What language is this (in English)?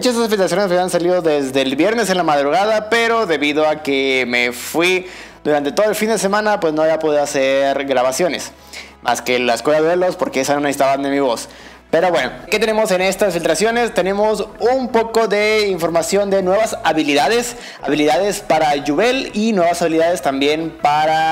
Spanish